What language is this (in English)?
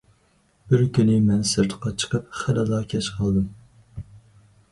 Uyghur